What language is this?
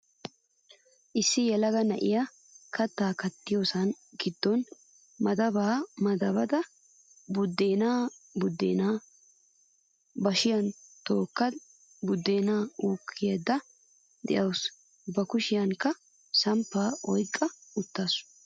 Wolaytta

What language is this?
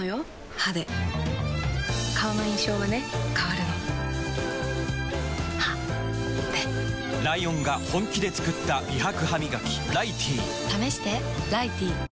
Japanese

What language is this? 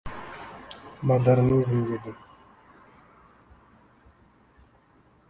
Uzbek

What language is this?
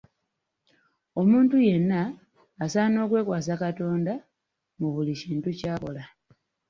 Ganda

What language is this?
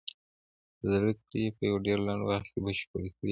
Pashto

